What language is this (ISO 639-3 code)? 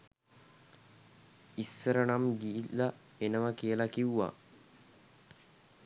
sin